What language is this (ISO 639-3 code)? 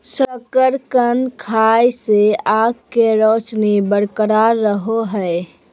mag